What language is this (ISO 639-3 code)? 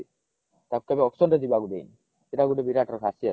ori